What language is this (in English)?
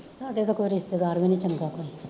Punjabi